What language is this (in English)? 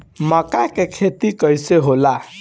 Bhojpuri